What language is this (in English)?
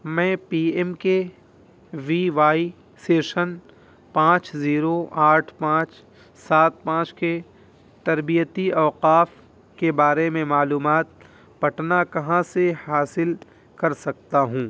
Urdu